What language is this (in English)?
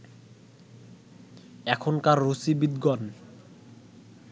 Bangla